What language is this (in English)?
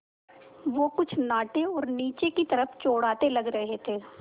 Hindi